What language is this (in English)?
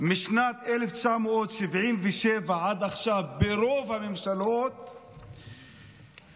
Hebrew